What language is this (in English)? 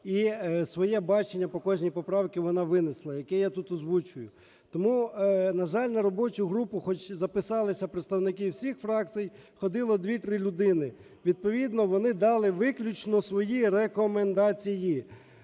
Ukrainian